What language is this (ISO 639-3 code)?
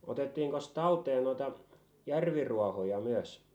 fin